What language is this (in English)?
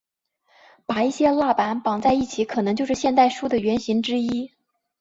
Chinese